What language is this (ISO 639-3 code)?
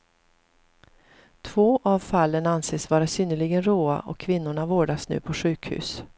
swe